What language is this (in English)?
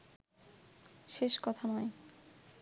Bangla